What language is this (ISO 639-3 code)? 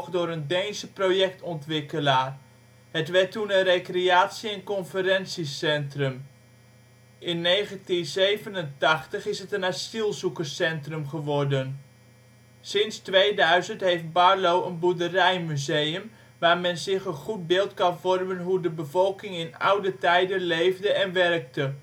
nld